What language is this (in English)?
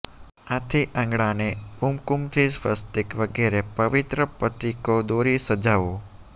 Gujarati